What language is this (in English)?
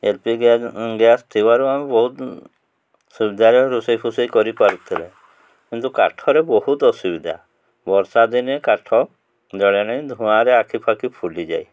Odia